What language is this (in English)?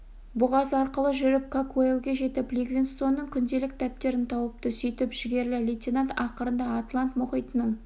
Kazakh